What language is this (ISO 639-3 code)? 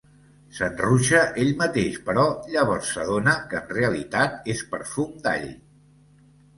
cat